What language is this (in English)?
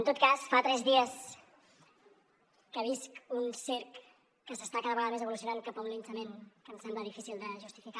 Catalan